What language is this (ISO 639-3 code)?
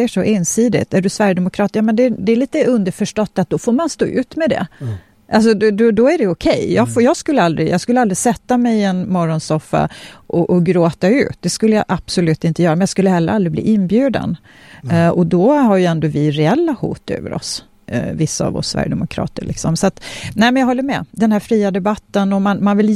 swe